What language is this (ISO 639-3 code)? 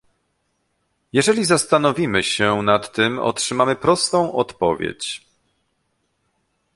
pol